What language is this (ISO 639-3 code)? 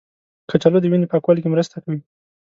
pus